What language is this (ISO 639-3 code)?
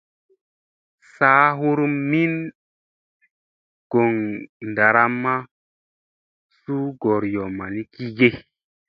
mse